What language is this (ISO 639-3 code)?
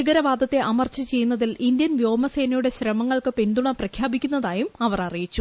mal